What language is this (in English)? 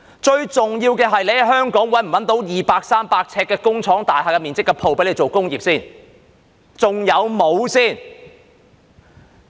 Cantonese